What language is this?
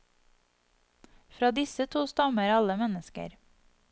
Norwegian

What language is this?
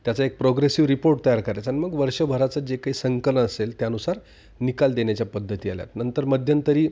Marathi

